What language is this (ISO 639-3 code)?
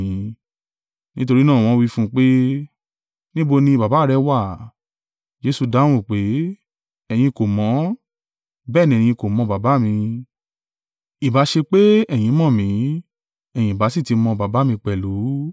yor